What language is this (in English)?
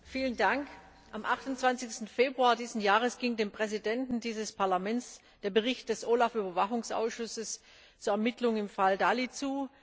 German